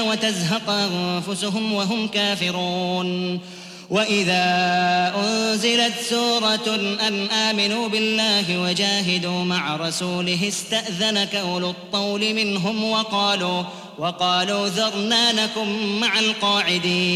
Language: Arabic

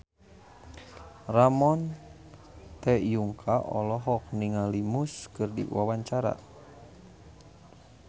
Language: Sundanese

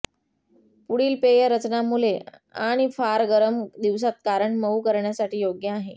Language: Marathi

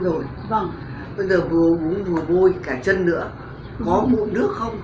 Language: Vietnamese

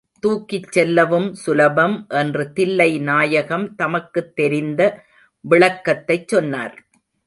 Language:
Tamil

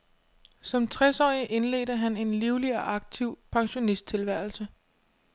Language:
Danish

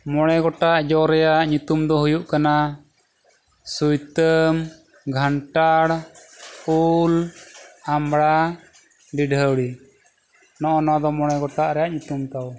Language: Santali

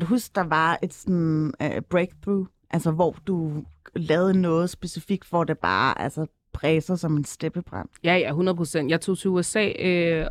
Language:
Danish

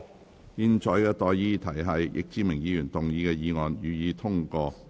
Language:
Cantonese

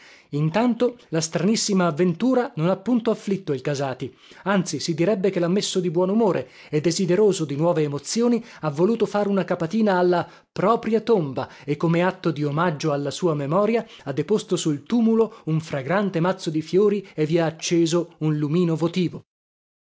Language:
Italian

